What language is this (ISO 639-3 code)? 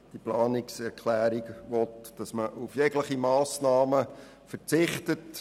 gsw